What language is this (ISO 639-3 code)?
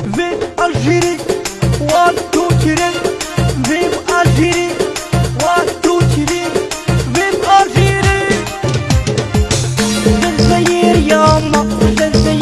ara